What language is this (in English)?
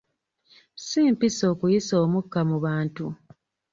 Ganda